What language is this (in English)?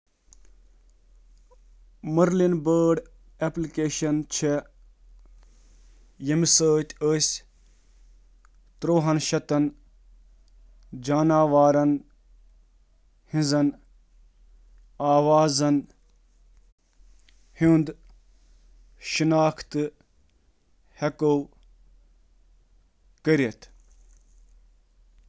Kashmiri